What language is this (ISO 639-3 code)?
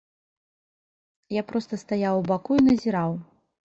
bel